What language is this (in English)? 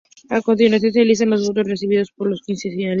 Spanish